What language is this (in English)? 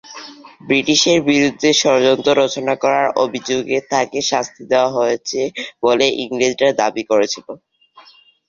Bangla